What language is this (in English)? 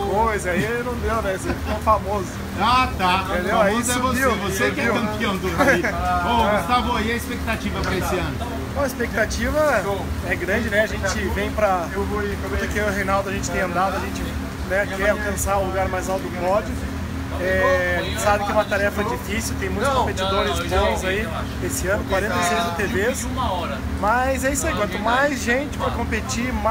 Portuguese